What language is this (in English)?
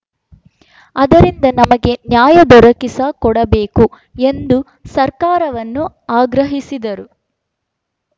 Kannada